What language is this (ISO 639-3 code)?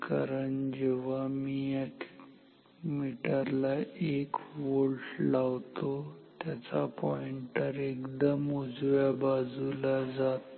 mar